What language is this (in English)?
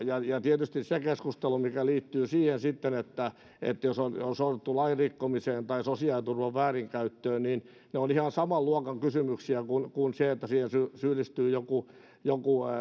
Finnish